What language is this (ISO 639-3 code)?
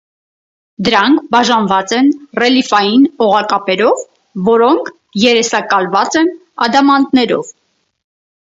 hye